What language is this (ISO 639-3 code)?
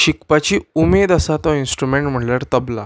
kok